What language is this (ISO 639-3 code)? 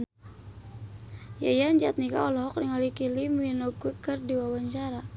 sun